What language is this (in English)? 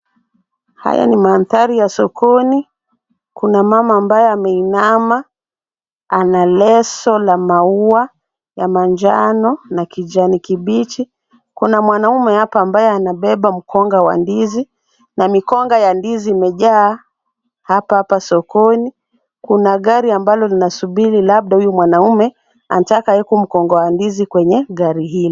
Swahili